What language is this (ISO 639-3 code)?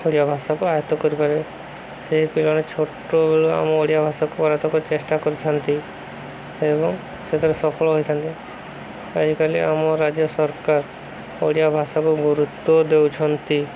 ori